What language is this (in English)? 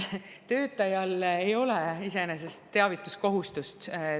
Estonian